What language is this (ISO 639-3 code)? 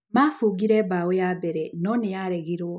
kik